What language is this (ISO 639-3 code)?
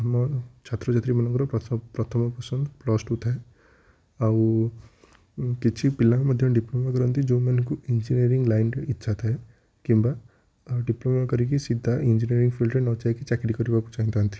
ori